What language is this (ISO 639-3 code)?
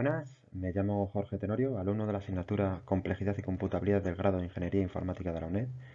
spa